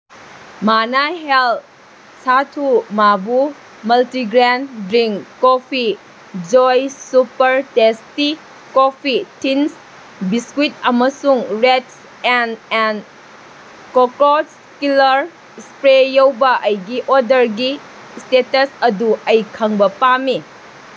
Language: Manipuri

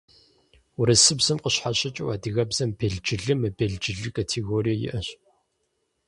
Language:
Kabardian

